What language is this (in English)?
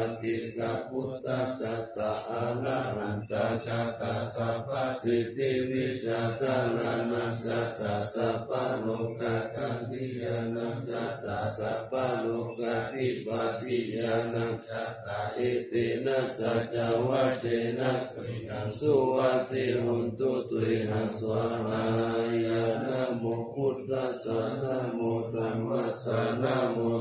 Thai